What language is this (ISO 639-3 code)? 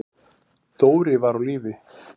isl